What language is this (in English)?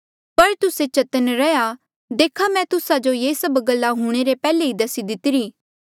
Mandeali